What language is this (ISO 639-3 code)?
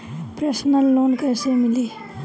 bho